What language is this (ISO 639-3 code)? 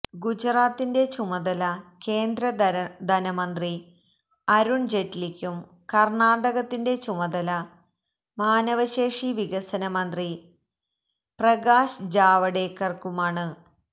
mal